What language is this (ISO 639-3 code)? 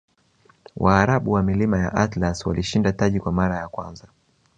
swa